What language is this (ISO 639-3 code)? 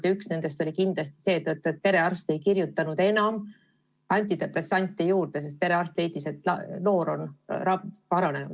est